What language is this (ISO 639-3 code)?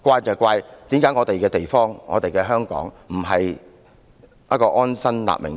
yue